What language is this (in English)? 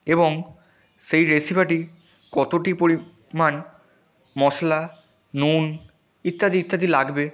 Bangla